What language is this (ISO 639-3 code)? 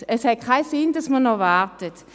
gsw